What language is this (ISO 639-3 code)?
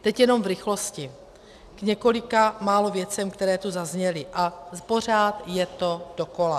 ces